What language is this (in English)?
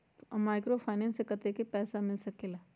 Magahi